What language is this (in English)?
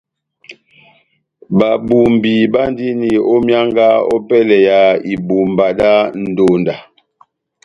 Batanga